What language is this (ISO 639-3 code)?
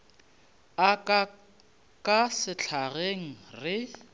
nso